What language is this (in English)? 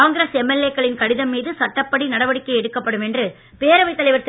Tamil